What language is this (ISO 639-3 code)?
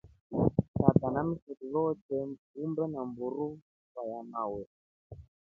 rof